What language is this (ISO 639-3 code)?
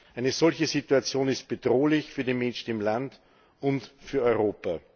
deu